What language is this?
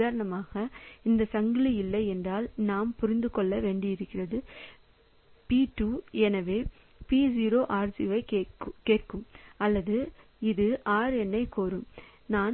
Tamil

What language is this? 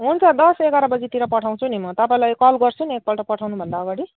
Nepali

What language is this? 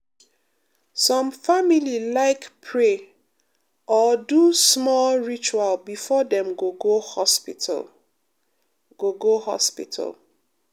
Nigerian Pidgin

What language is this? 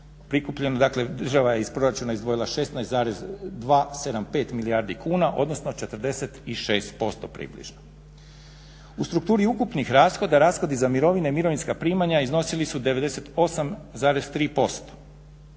Croatian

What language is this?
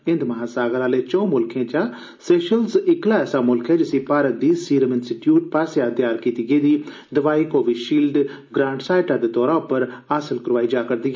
Dogri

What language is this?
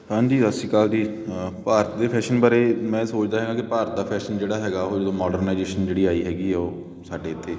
Punjabi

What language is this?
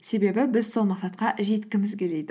Kazakh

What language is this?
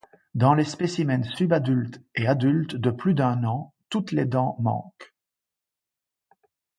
French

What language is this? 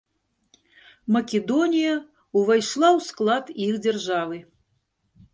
Belarusian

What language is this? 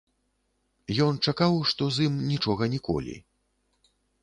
Belarusian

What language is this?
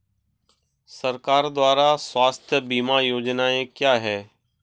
Hindi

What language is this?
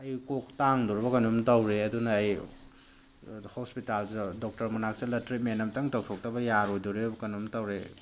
Manipuri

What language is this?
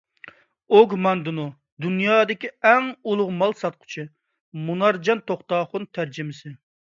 Uyghur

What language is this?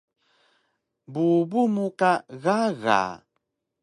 Taroko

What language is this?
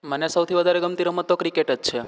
Gujarati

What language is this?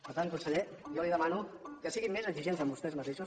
Catalan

